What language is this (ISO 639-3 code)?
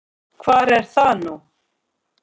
isl